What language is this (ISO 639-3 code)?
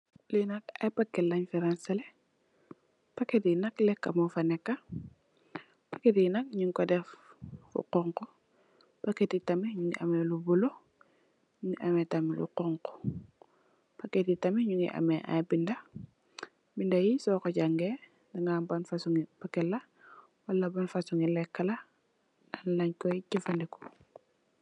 wol